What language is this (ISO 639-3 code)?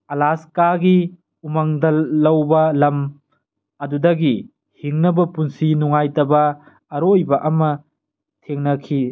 mni